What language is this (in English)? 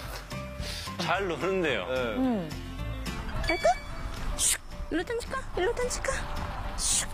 Korean